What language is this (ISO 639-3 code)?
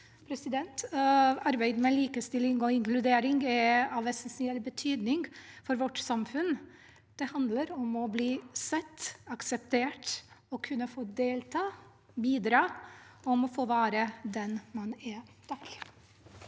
nor